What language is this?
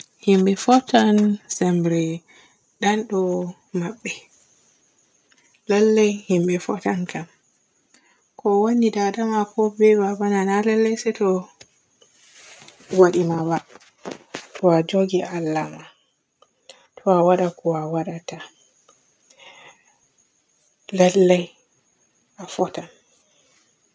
Borgu Fulfulde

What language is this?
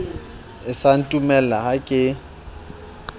Southern Sotho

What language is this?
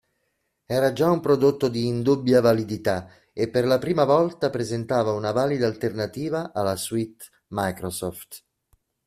Italian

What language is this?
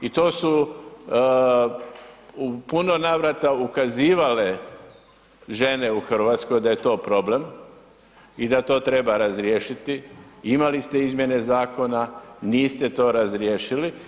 Croatian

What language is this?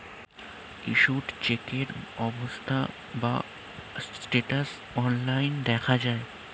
Bangla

